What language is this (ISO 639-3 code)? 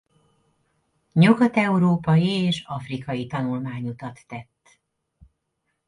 hun